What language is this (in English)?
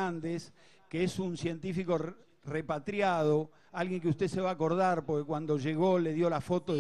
Spanish